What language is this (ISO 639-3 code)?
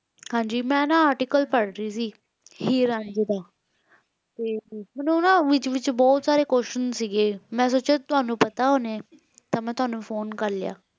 pan